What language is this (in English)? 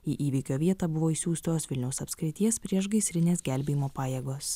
Lithuanian